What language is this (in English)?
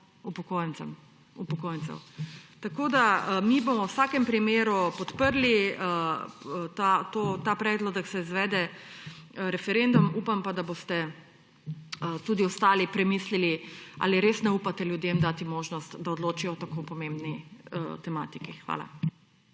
Slovenian